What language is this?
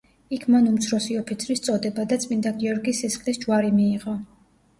Georgian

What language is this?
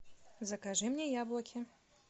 Russian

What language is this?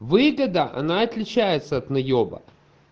Russian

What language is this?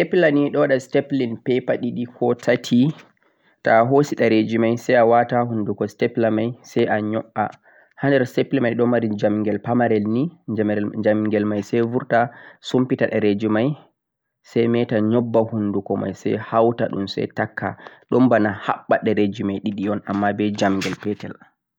Central-Eastern Niger Fulfulde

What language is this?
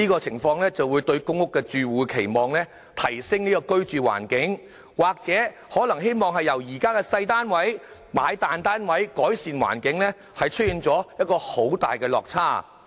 Cantonese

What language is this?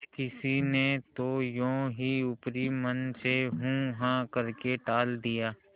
Hindi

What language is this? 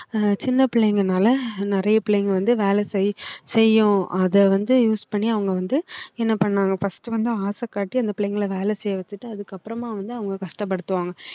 Tamil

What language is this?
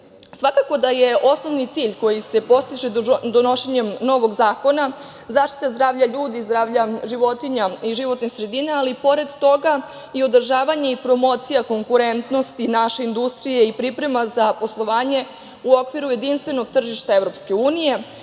Serbian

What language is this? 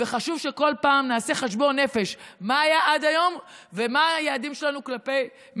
Hebrew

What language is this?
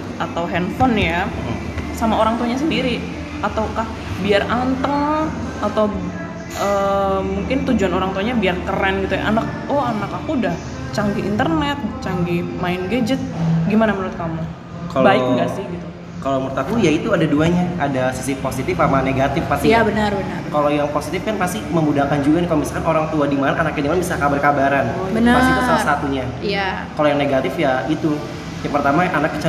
Indonesian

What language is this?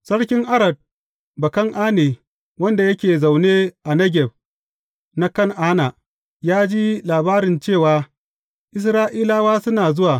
Hausa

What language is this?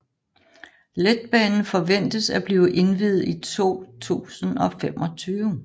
Danish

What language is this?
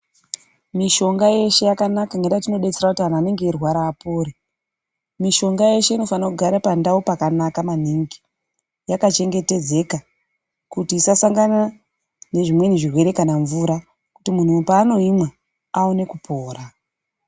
Ndau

